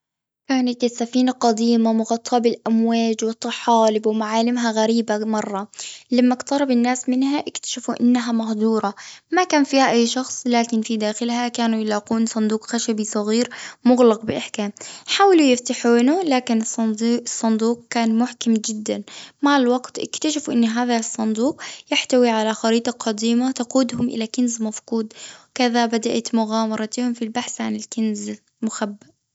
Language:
Gulf Arabic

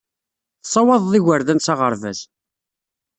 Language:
Kabyle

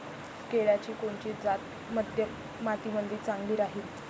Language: Marathi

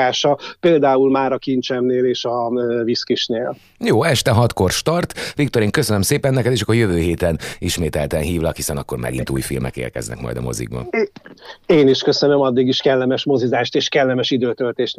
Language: Hungarian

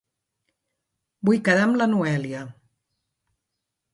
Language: Catalan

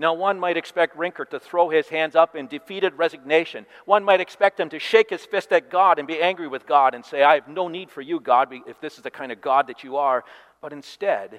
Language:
English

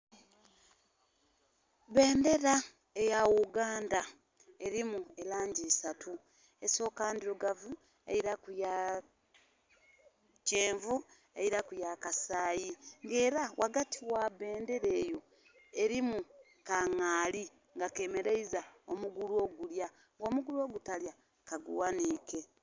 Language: Soga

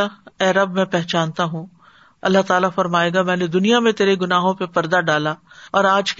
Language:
Urdu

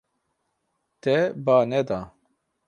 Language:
Kurdish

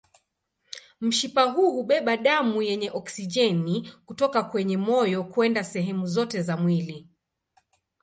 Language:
Swahili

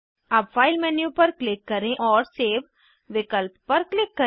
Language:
Hindi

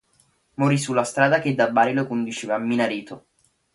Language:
Italian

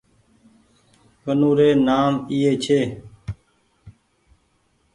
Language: Goaria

